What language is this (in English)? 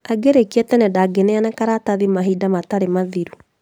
Kikuyu